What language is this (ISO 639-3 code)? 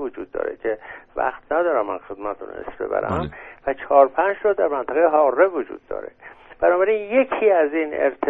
fas